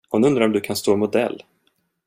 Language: Swedish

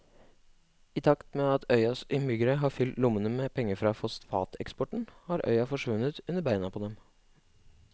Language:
Norwegian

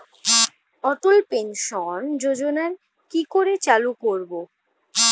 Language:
Bangla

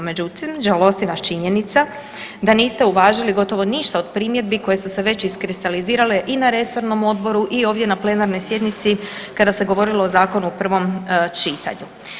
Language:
Croatian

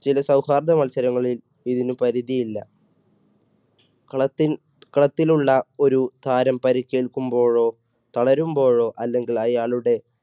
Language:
Malayalam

